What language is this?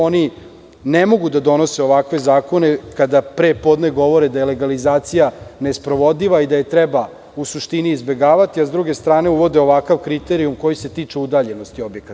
Serbian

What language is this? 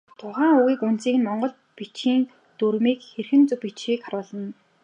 Mongolian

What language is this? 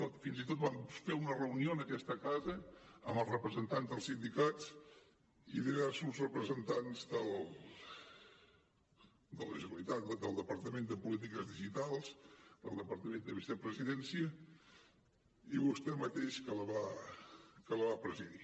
Catalan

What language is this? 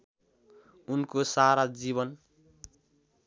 Nepali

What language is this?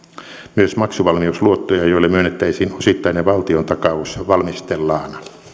Finnish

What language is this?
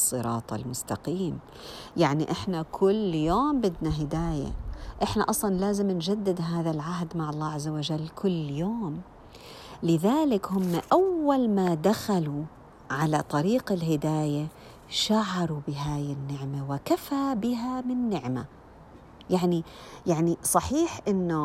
Arabic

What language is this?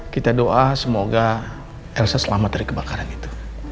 Indonesian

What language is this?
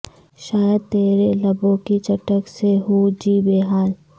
Urdu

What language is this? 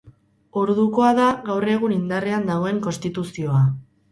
Basque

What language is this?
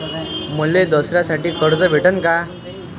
Marathi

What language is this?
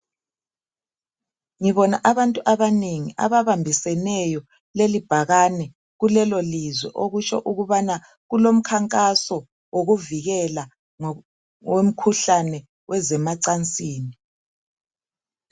North Ndebele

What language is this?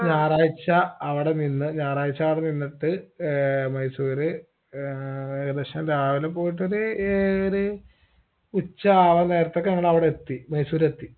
Malayalam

